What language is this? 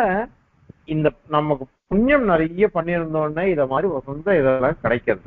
Arabic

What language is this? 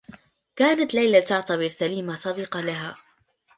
Arabic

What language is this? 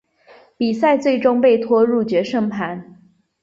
Chinese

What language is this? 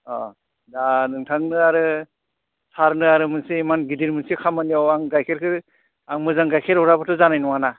Bodo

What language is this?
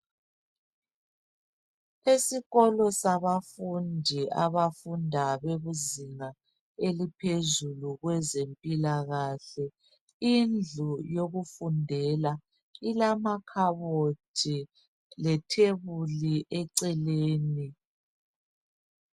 North Ndebele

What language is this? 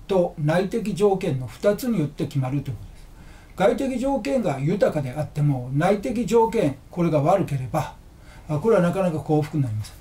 Japanese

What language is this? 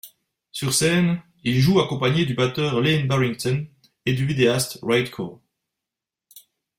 French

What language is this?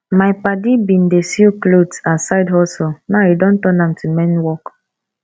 Nigerian Pidgin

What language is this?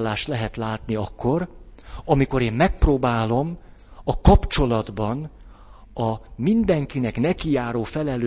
Hungarian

